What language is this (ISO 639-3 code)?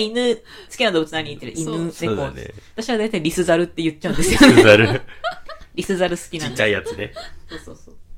jpn